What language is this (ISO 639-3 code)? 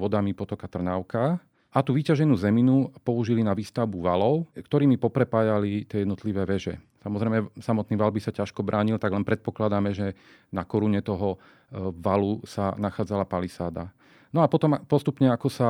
slk